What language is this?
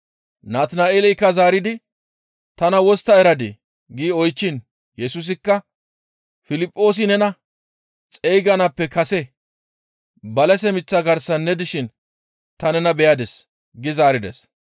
Gamo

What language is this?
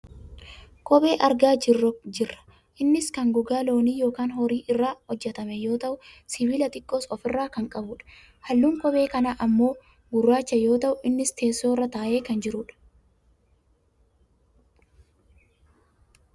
Oromo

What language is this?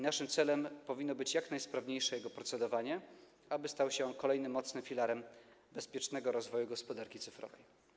Polish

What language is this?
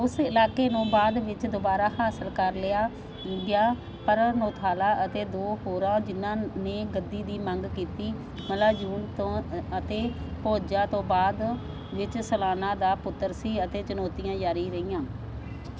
Punjabi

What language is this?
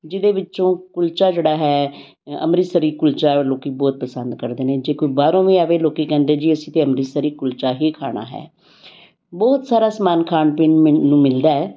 Punjabi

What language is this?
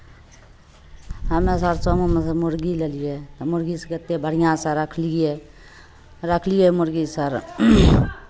Maithili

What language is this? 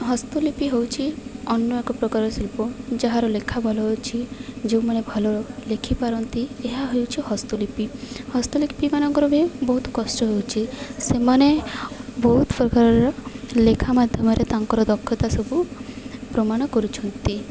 Odia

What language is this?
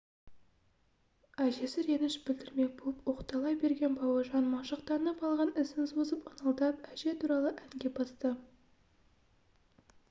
Kazakh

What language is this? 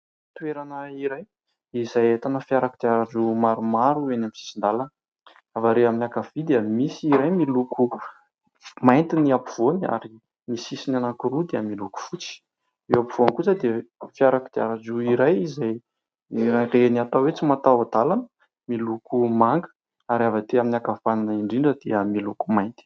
Malagasy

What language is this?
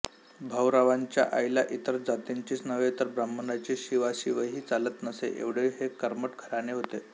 Marathi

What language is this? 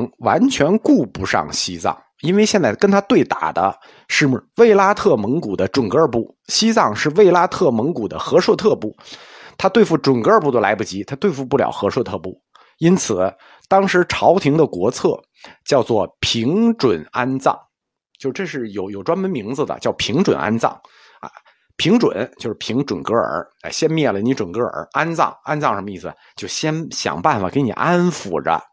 Chinese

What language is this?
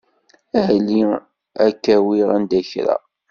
Kabyle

